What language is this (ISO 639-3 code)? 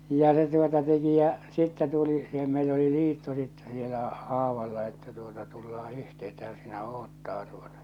fin